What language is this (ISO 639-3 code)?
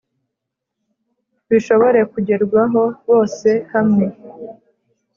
kin